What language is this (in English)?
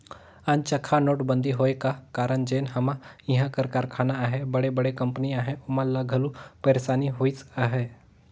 Chhattisgarhi